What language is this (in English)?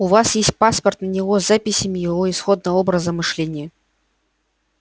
Russian